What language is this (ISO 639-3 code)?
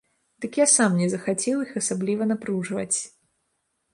bel